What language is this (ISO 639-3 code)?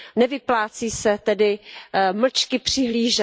ces